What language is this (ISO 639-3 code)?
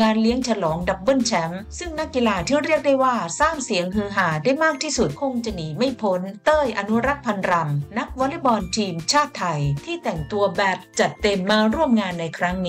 tha